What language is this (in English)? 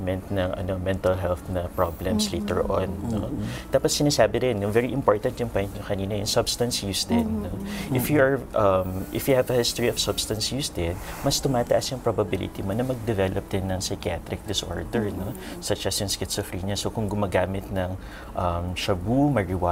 Filipino